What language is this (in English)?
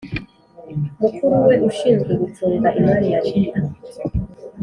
Kinyarwanda